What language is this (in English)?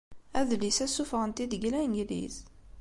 Kabyle